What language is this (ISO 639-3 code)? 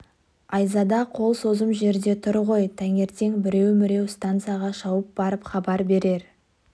kaz